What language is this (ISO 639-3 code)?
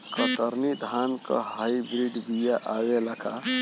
bho